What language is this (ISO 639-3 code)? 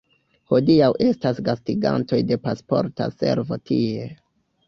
epo